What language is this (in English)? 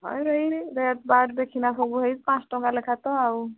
Odia